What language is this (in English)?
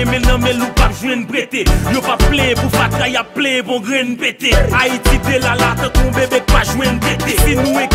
French